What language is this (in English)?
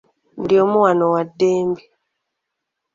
Ganda